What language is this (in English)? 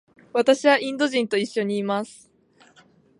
Japanese